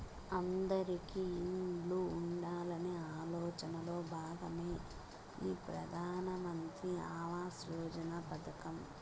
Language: Telugu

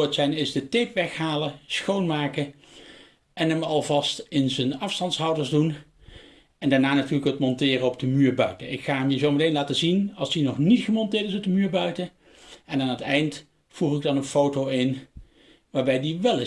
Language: Dutch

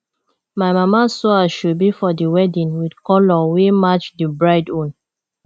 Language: Nigerian Pidgin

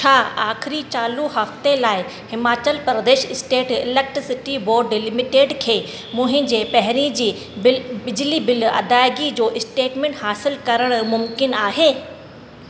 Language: Sindhi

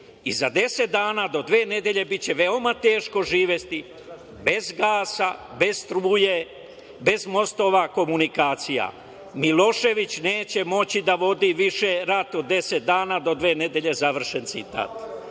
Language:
Serbian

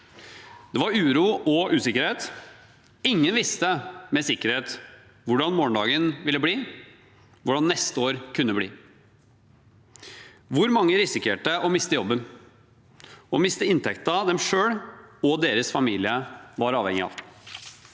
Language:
Norwegian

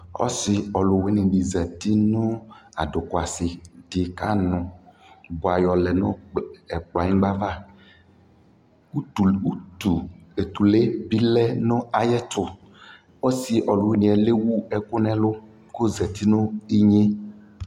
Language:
Ikposo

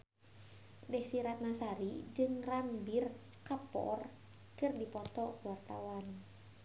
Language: Sundanese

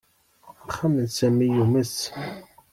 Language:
Kabyle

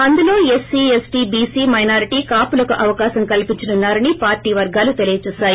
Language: Telugu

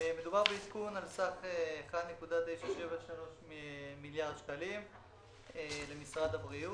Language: Hebrew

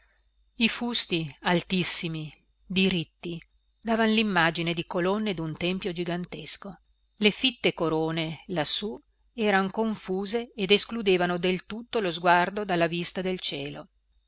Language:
Italian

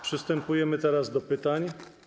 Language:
Polish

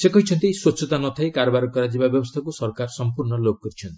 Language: Odia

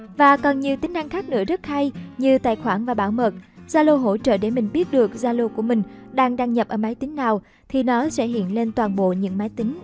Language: Vietnamese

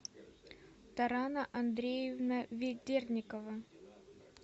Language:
Russian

